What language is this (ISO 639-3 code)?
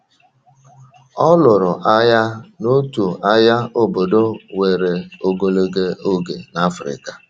ibo